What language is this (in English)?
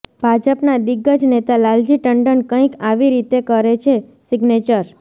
Gujarati